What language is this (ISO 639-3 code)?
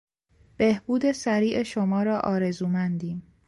fas